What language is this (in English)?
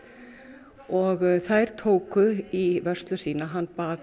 Icelandic